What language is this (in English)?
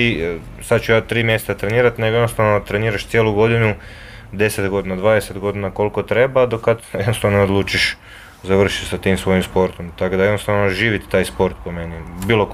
Croatian